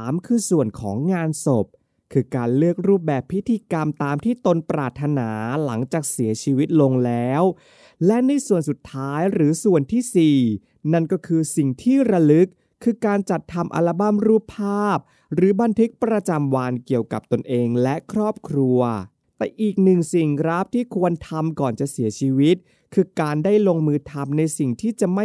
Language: Thai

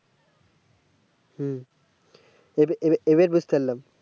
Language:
Bangla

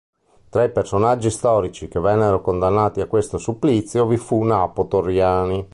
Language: Italian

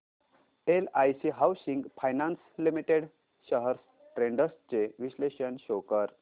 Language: Marathi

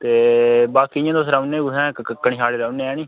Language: Dogri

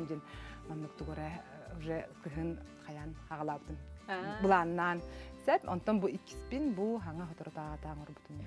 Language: Arabic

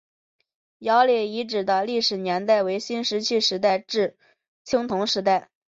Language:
Chinese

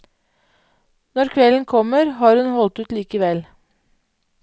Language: Norwegian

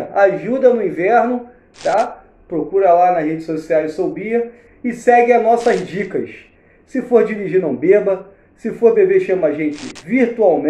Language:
Portuguese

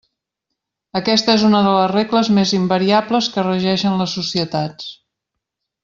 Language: Catalan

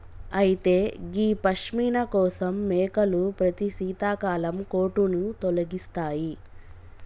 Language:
Telugu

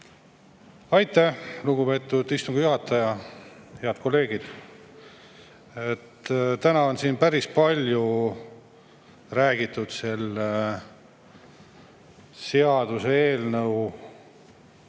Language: Estonian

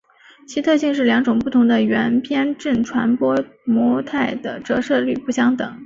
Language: Chinese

